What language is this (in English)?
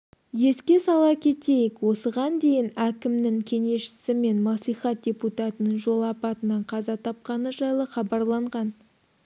Kazakh